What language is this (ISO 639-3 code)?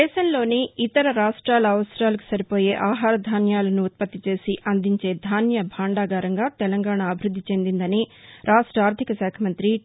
tel